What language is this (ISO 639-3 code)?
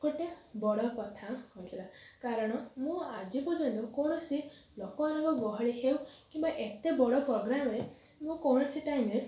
ori